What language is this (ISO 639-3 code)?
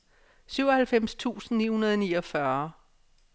dan